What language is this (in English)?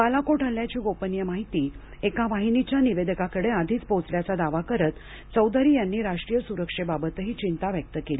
Marathi